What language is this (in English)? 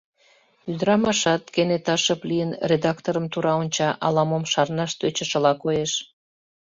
Mari